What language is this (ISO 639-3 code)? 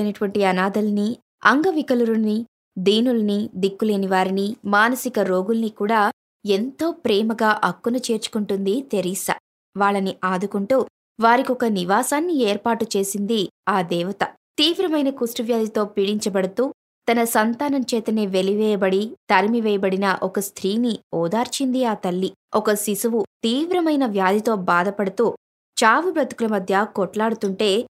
tel